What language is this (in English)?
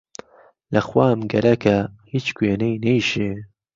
Central Kurdish